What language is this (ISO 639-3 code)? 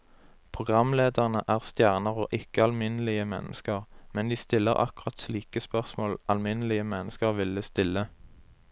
nor